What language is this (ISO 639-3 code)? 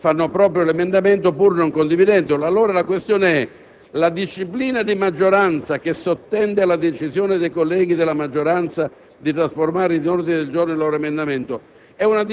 ita